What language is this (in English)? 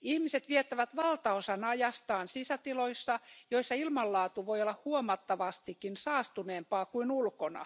Finnish